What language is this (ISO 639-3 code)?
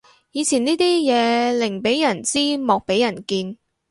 yue